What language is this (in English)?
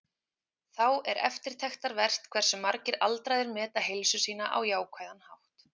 Icelandic